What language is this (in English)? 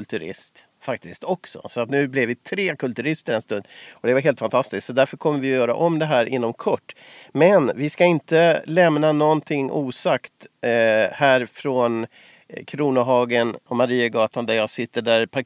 Swedish